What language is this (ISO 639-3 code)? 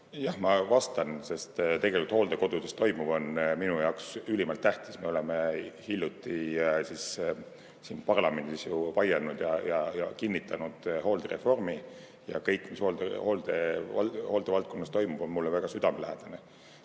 est